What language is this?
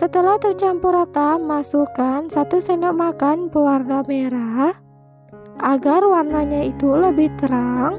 Indonesian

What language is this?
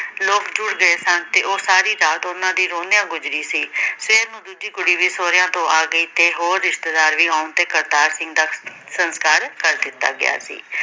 Punjabi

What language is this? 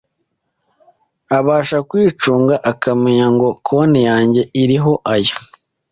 Kinyarwanda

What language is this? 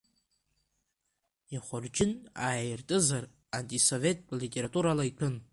Abkhazian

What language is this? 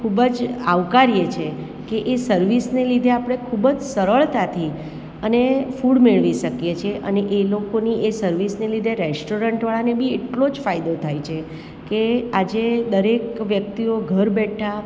Gujarati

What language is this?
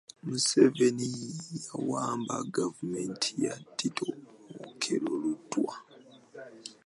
Ganda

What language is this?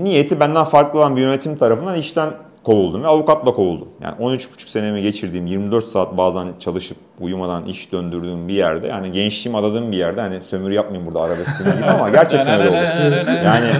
Turkish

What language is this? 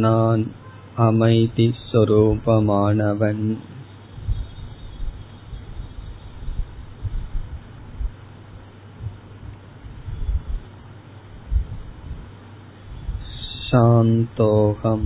Tamil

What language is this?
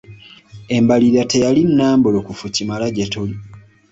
Ganda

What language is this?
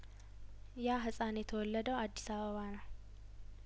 Amharic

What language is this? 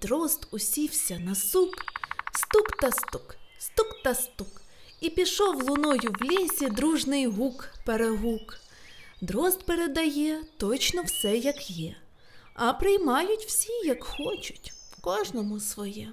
Ukrainian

